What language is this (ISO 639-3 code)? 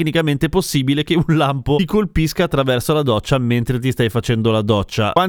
ita